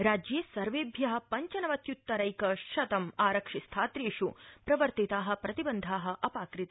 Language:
Sanskrit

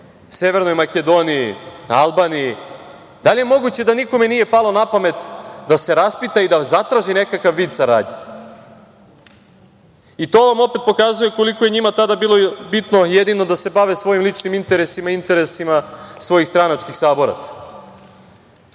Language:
Serbian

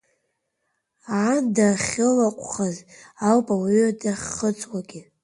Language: Abkhazian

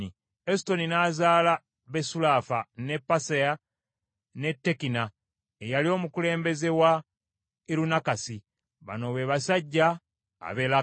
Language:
Ganda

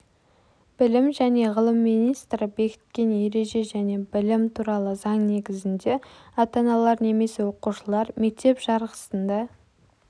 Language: Kazakh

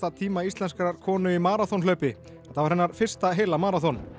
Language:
Icelandic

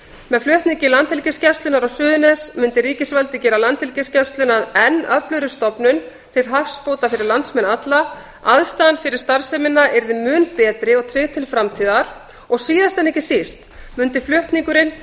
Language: Icelandic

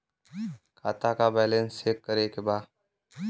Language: Bhojpuri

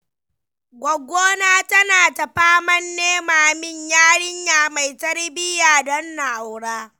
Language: Hausa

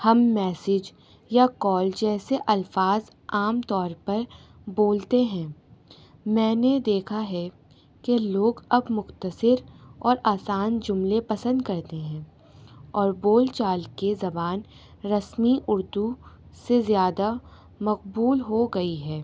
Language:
Urdu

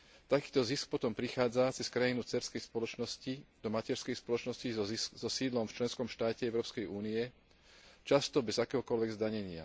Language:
Slovak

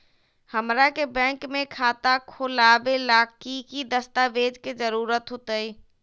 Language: Magahi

